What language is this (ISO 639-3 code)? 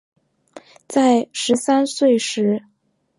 zho